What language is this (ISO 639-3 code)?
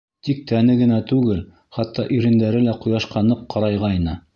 bak